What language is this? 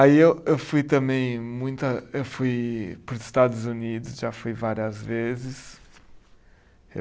Portuguese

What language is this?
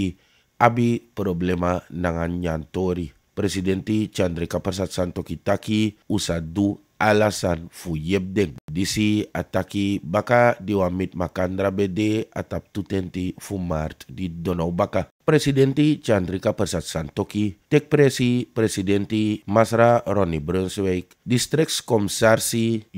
Italian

